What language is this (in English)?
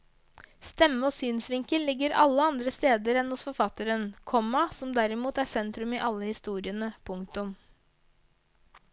Norwegian